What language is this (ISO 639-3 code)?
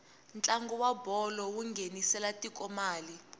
tso